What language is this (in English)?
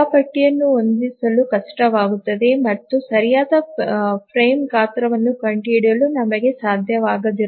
Kannada